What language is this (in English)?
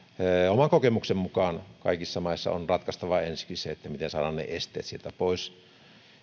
Finnish